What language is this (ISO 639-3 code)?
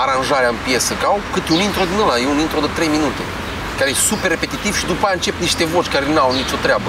ron